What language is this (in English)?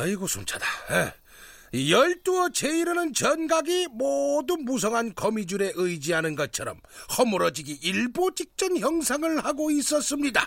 Korean